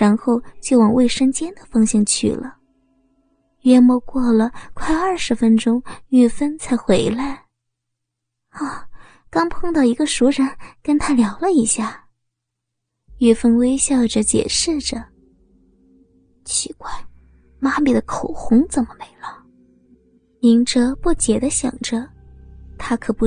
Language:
Chinese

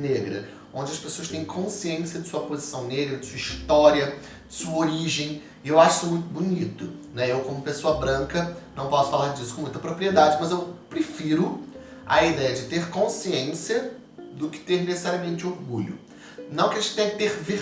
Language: Portuguese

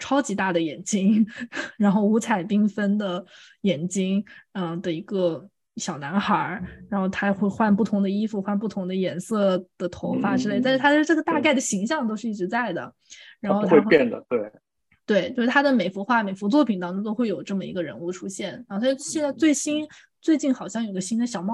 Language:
Chinese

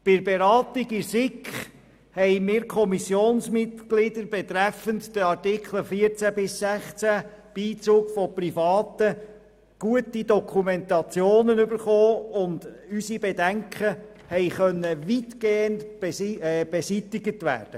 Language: Swiss German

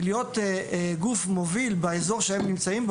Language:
Hebrew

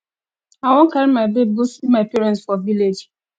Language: Nigerian Pidgin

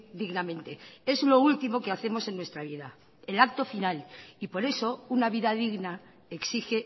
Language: Spanish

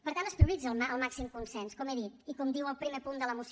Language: Catalan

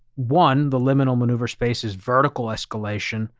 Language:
English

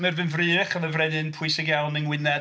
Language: Welsh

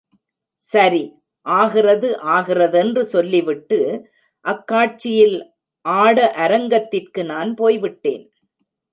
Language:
Tamil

